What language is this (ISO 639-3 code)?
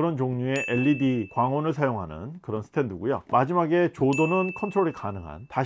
kor